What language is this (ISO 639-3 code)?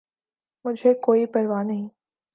urd